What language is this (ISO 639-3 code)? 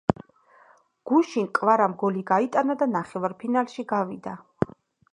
kat